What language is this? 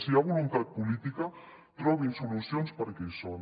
Catalan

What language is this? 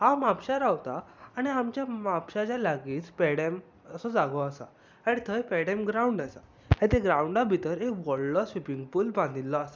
Konkani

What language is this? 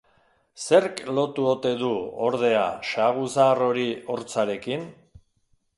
Basque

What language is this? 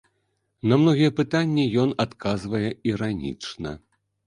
Belarusian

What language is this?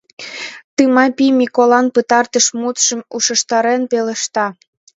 Mari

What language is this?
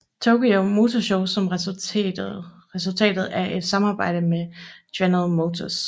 Danish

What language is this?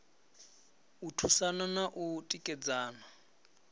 Venda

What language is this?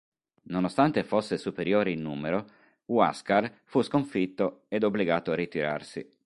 Italian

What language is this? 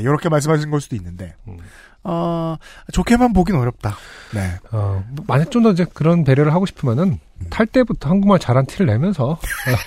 Korean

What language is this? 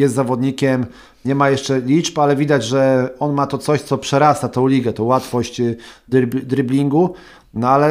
Polish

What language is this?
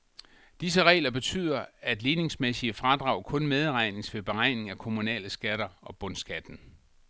Danish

